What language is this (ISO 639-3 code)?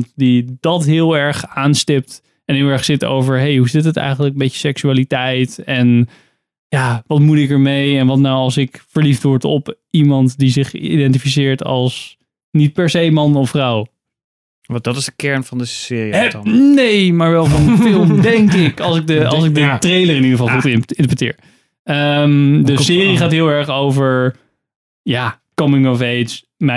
nld